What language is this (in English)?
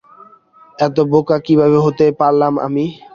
Bangla